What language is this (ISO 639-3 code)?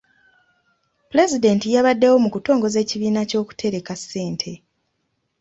lug